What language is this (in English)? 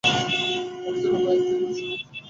Bangla